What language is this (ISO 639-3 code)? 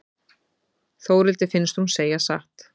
isl